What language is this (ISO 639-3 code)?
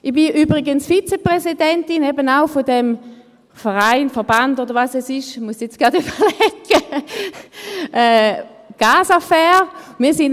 gsw